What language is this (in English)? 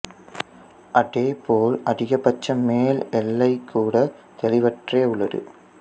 Tamil